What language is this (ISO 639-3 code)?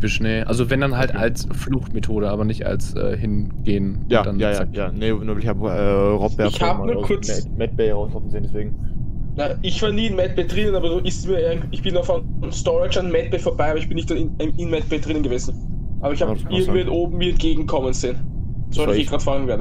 deu